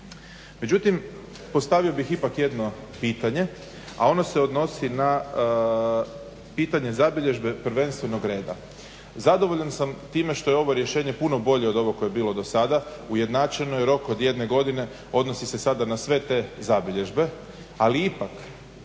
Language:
Croatian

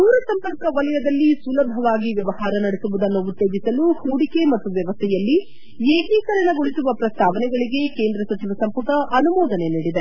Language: Kannada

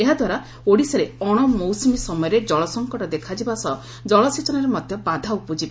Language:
Odia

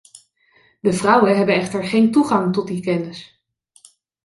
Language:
Dutch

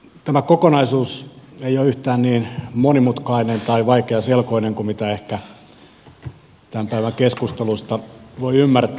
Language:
Finnish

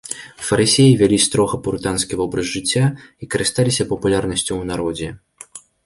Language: Belarusian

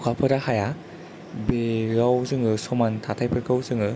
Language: Bodo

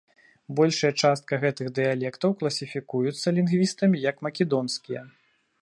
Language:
Belarusian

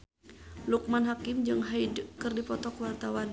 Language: Sundanese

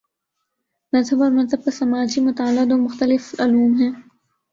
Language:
Urdu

